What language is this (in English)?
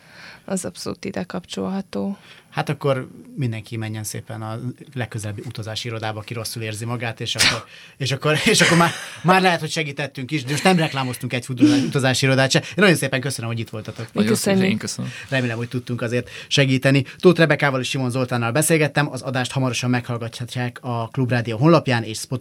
Hungarian